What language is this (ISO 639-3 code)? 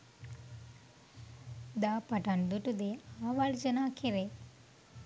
sin